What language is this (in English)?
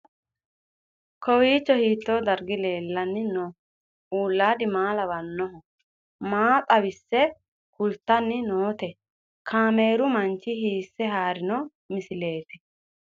Sidamo